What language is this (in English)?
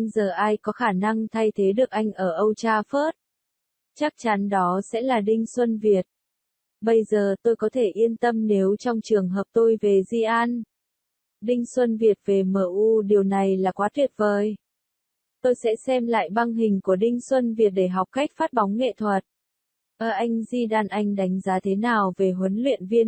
Vietnamese